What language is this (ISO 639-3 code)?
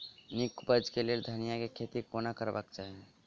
mai